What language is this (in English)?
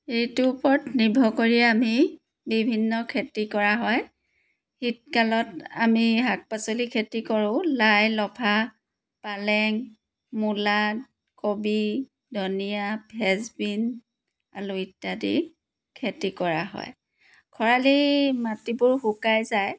Assamese